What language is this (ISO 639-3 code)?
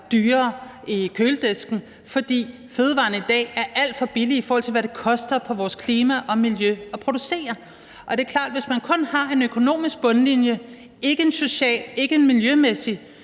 dan